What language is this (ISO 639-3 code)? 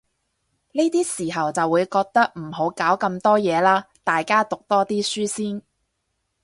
yue